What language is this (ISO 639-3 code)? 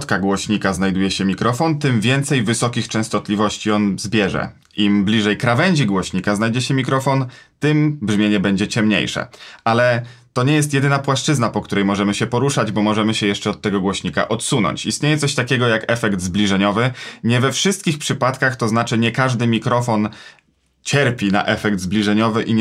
pol